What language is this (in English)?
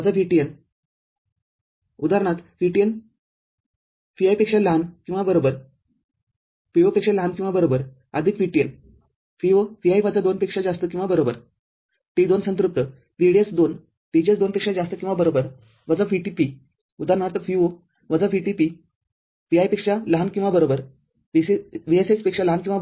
Marathi